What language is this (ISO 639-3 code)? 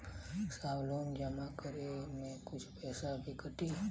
bho